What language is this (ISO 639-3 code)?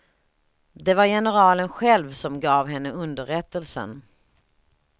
swe